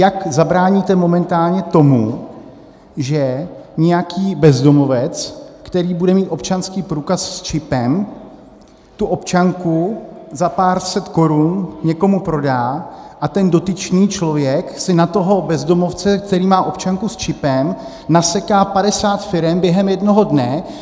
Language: Czech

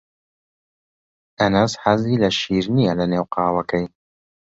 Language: Central Kurdish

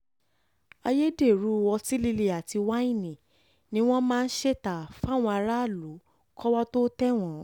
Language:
Yoruba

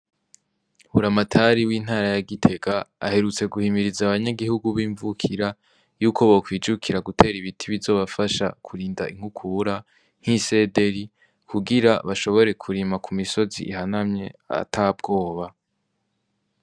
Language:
Rundi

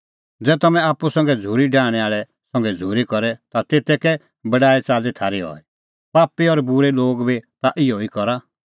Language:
Kullu Pahari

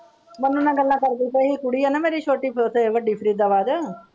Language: Punjabi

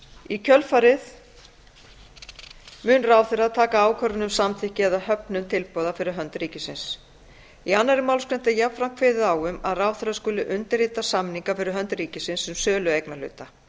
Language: Icelandic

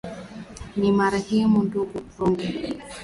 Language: Swahili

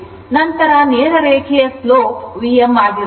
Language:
Kannada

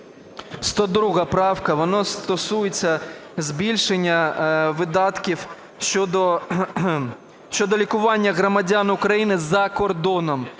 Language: Ukrainian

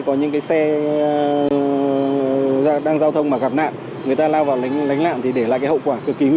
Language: Vietnamese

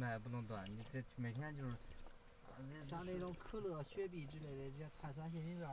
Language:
Chinese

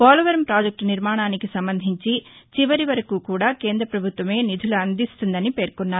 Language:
Telugu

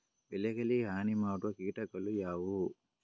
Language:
Kannada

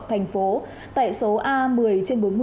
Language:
Vietnamese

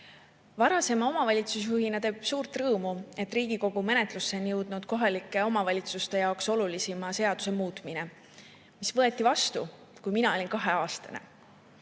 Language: Estonian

